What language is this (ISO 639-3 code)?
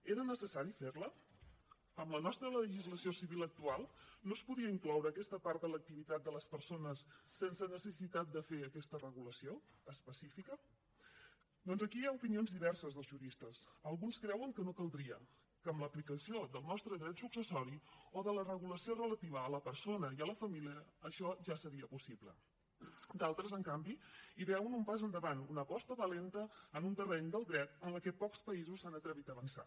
cat